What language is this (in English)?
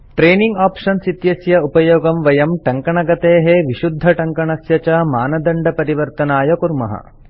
Sanskrit